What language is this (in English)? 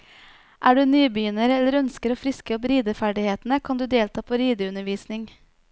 Norwegian